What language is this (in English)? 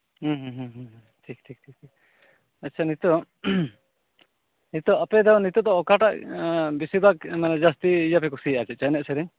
Santali